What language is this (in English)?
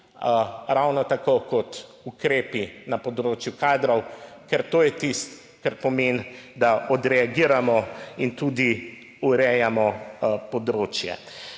Slovenian